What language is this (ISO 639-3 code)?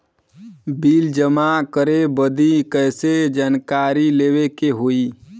bho